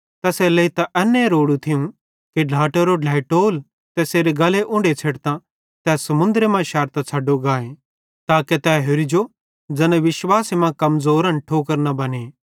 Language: Bhadrawahi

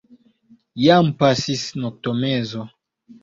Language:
Esperanto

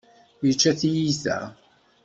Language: Kabyle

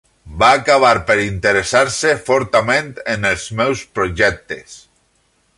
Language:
Catalan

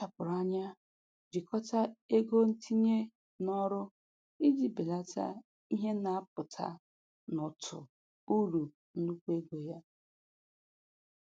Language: Igbo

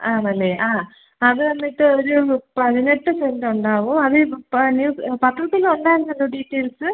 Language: Malayalam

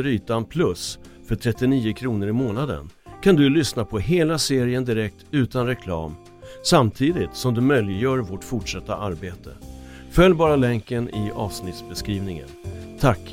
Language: Swedish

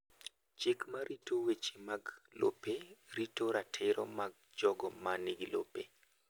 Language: Luo (Kenya and Tanzania)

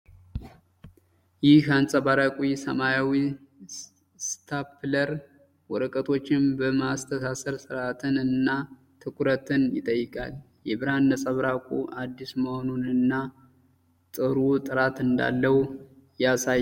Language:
Amharic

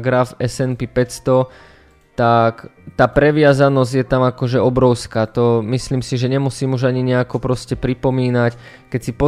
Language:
Slovak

